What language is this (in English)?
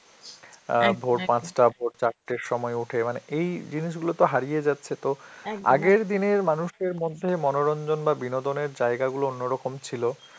Bangla